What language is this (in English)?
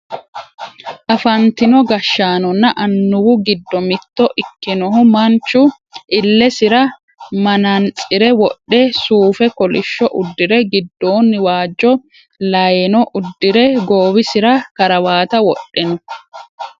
Sidamo